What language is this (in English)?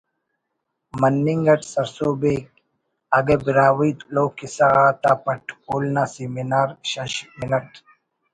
Brahui